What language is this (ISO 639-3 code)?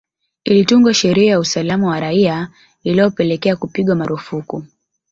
swa